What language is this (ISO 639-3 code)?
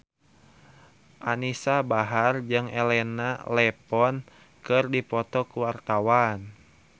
sun